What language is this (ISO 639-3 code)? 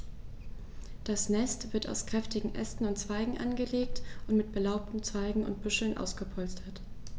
deu